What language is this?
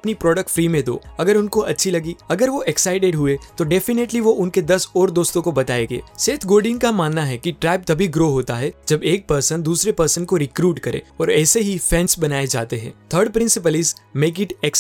Hindi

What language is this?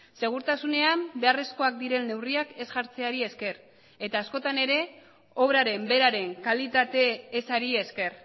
Basque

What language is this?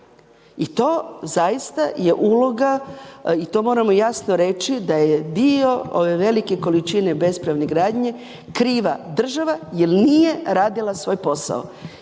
Croatian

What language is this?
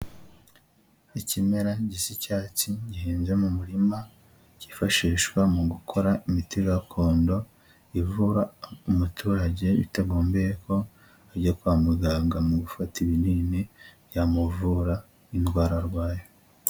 Kinyarwanda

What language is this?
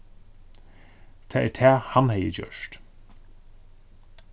Faroese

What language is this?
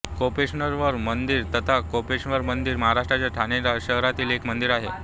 Marathi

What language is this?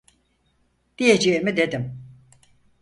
Turkish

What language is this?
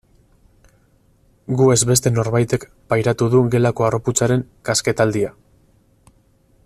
Basque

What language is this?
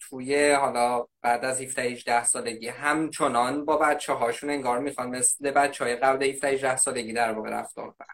Persian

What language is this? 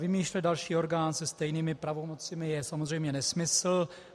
Czech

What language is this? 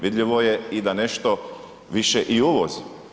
Croatian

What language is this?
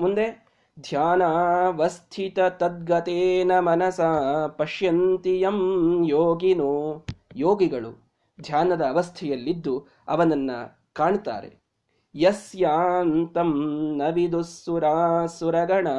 Kannada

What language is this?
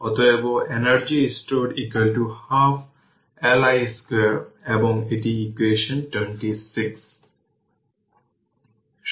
Bangla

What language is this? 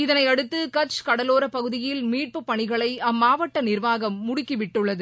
Tamil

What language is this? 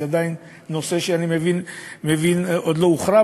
Hebrew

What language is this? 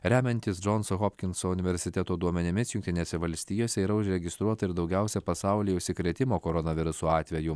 Lithuanian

